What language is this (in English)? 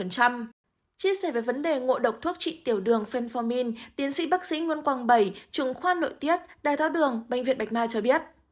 Vietnamese